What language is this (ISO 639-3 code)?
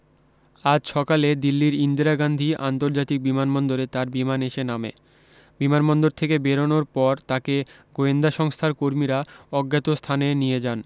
ben